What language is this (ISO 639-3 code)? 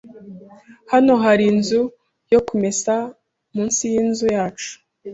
kin